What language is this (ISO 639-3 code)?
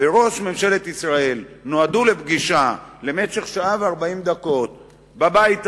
heb